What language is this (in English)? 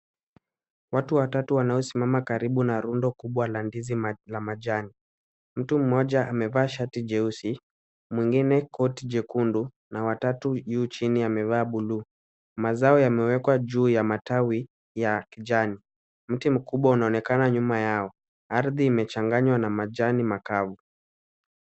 Swahili